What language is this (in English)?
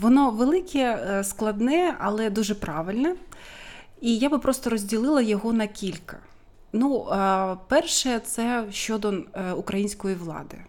Ukrainian